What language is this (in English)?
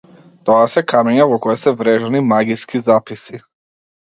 Macedonian